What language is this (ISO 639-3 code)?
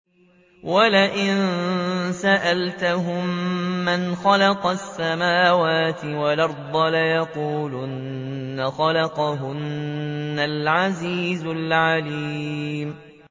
ara